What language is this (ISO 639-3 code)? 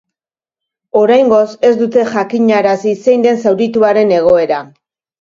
eus